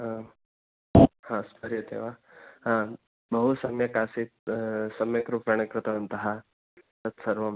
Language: Sanskrit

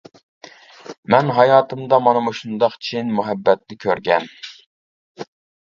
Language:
Uyghur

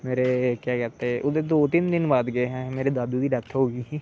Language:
Dogri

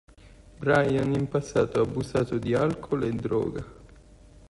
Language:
Italian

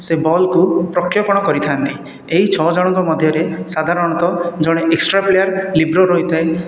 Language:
Odia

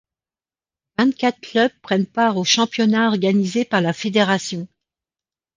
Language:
French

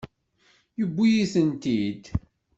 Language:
Kabyle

